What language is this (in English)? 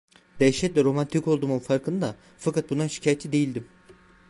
Turkish